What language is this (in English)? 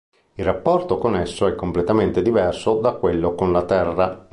Italian